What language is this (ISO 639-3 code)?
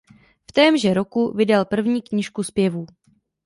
ces